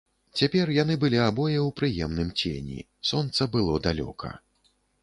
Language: Belarusian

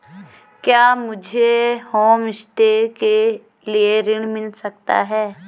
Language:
Hindi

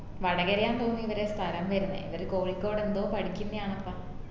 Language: Malayalam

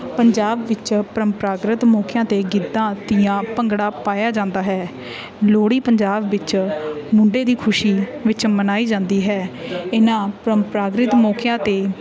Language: Punjabi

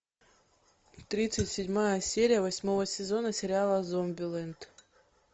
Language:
Russian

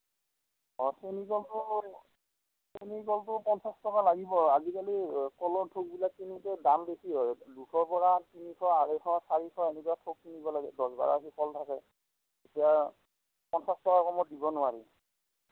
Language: Assamese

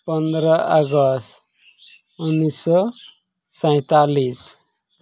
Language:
Santali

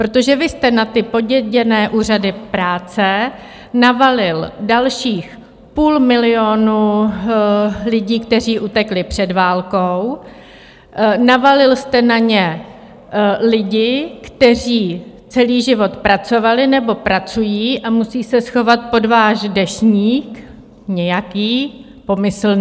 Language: Czech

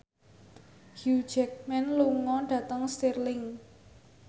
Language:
Javanese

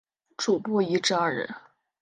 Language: Chinese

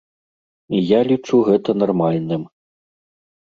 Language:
Belarusian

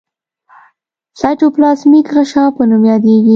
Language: Pashto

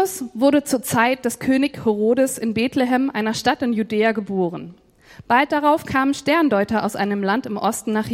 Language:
German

